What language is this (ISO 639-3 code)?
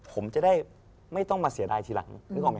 tha